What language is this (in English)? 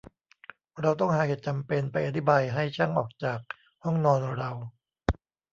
Thai